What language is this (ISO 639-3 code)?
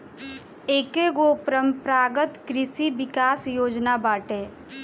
bho